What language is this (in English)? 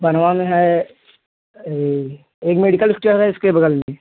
Hindi